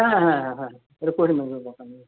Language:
Santali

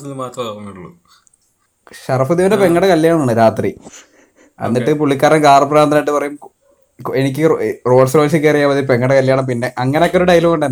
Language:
Malayalam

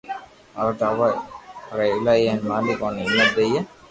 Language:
Loarki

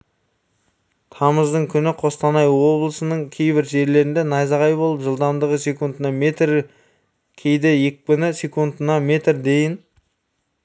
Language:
Kazakh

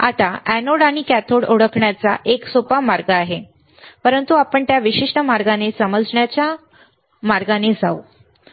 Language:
Marathi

